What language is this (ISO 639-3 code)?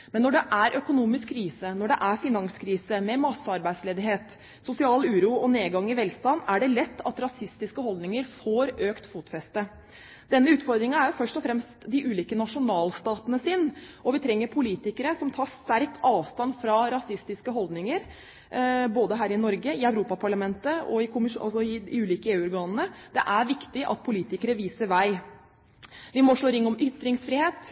nob